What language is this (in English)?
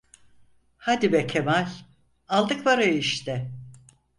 Turkish